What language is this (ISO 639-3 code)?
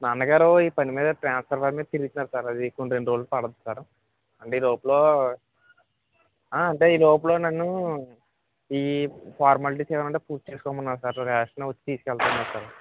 tel